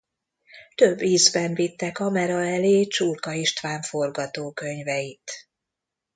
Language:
Hungarian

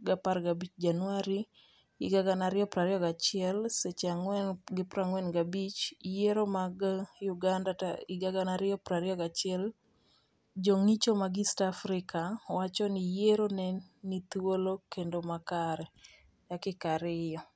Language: Luo (Kenya and Tanzania)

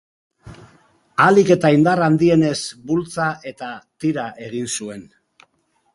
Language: Basque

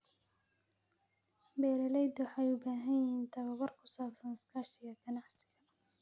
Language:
Somali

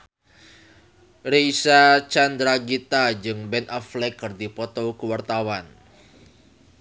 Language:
Sundanese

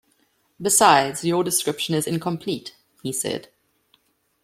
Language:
English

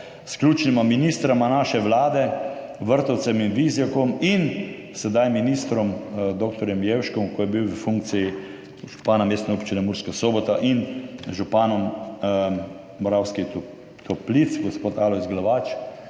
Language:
Slovenian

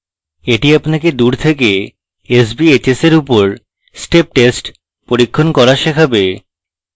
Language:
Bangla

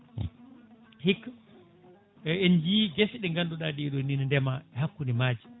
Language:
Fula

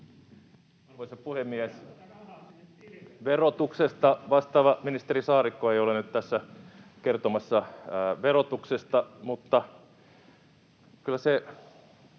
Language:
Finnish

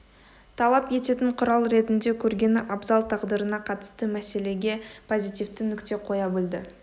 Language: Kazakh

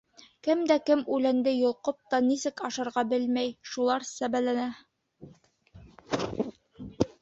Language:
Bashkir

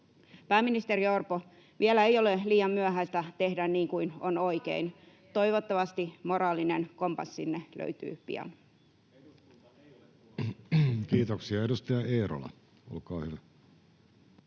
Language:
Finnish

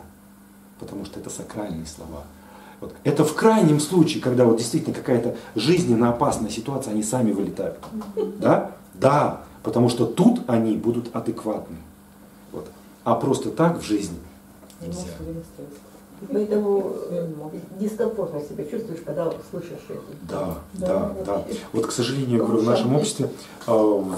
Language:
Russian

